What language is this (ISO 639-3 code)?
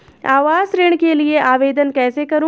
hin